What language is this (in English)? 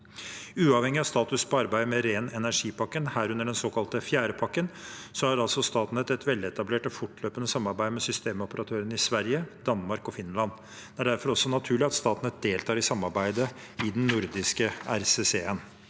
Norwegian